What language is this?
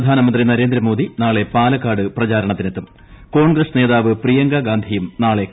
Malayalam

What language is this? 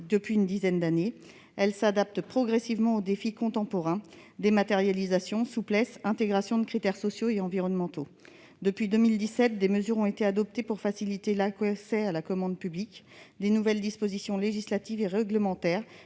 French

